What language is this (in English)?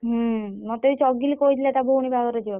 Odia